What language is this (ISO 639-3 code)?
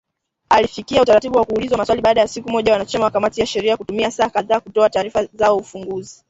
swa